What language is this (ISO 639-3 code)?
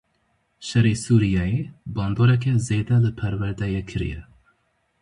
kur